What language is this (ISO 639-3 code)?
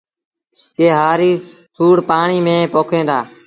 sbn